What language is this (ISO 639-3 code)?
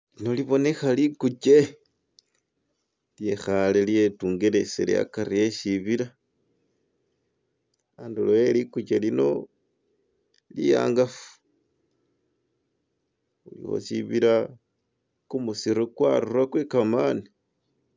myx